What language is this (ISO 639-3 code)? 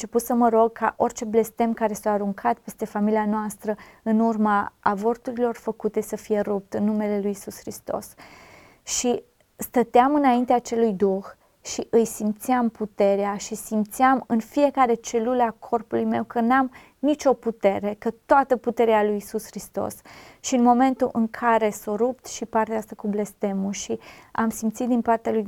ron